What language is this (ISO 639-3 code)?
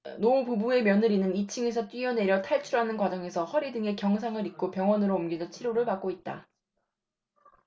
kor